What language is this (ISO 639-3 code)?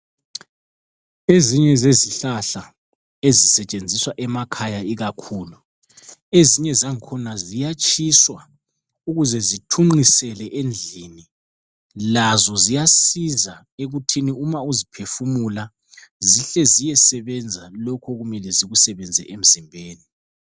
nde